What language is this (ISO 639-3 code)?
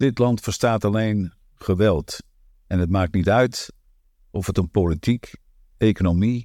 nld